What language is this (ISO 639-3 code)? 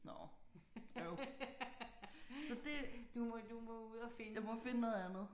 dan